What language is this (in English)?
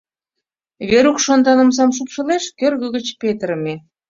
Mari